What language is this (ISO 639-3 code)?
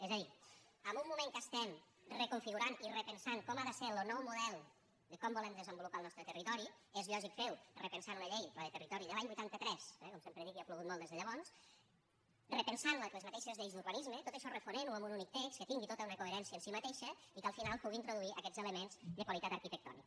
cat